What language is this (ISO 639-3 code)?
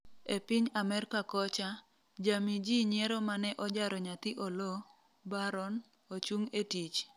luo